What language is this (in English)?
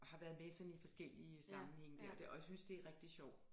Danish